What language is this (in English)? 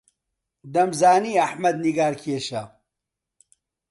Central Kurdish